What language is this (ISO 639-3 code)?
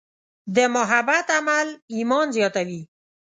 pus